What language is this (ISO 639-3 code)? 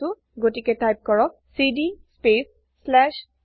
asm